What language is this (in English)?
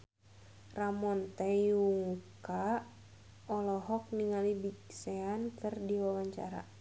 Sundanese